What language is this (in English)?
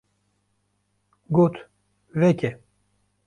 Kurdish